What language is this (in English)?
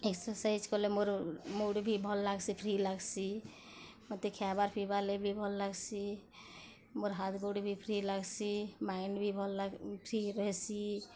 Odia